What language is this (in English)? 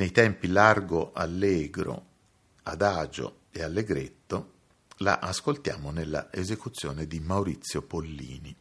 Italian